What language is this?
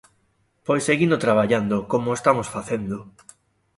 Galician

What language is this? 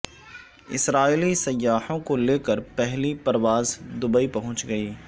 Urdu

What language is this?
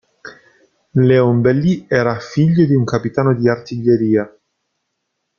Italian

